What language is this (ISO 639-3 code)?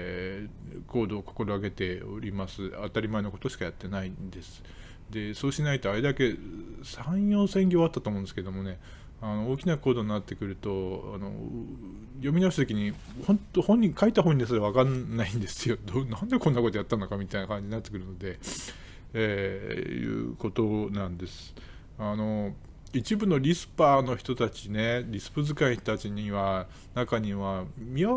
jpn